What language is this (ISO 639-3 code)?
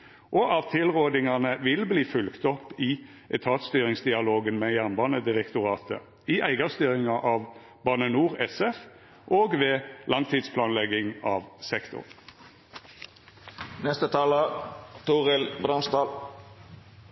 nno